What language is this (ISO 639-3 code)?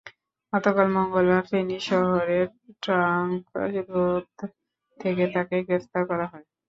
ben